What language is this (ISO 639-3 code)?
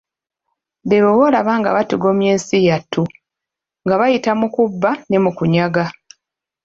lug